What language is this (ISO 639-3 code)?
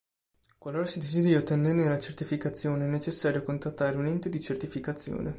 ita